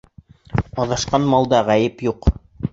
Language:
Bashkir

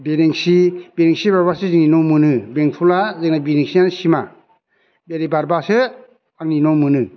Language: Bodo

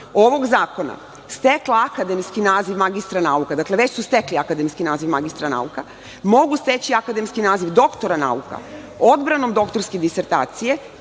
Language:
Serbian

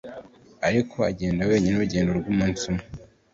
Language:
Kinyarwanda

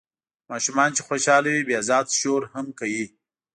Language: Pashto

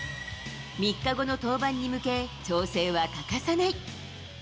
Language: Japanese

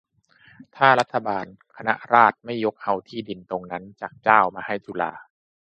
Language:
Thai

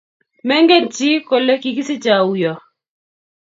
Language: Kalenjin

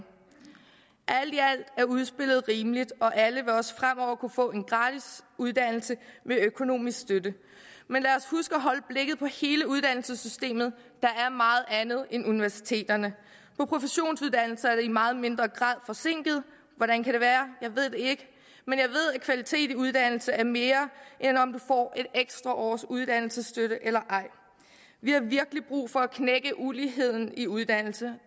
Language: Danish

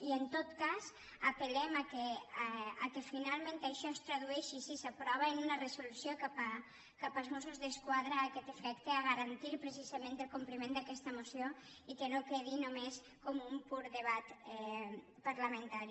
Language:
Catalan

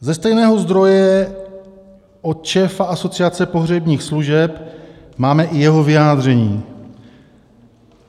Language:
Czech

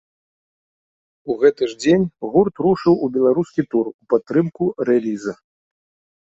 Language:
Belarusian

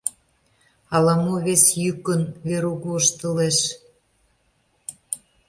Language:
Mari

